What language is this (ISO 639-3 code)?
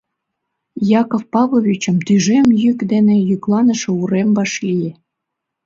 chm